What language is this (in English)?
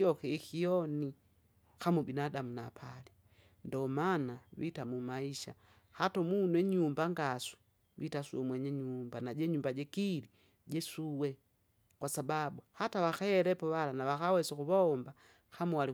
Kinga